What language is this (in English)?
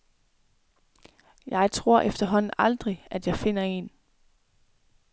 Danish